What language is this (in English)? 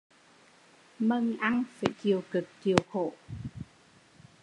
Vietnamese